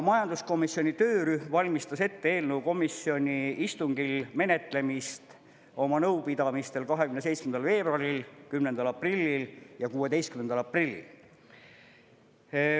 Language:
Estonian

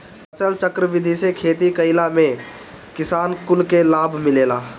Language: Bhojpuri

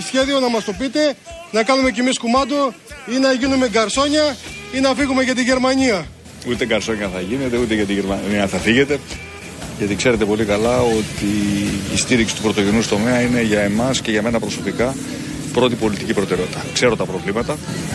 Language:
Greek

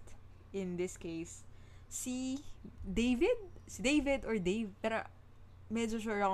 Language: Filipino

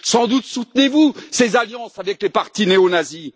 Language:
French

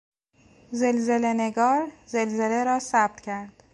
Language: Persian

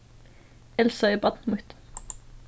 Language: Faroese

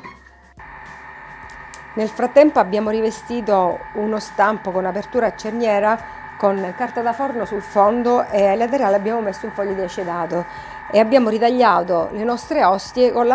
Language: Italian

